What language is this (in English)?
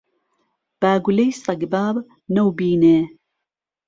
Central Kurdish